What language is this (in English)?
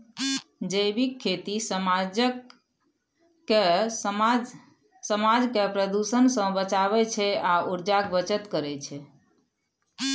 Maithili